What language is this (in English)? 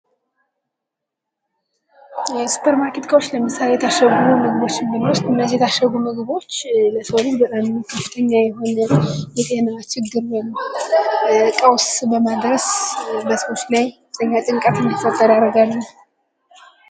Amharic